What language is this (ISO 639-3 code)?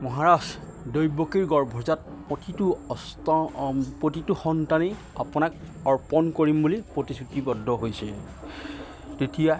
asm